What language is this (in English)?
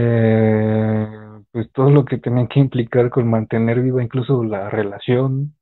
Spanish